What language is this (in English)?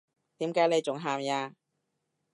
Cantonese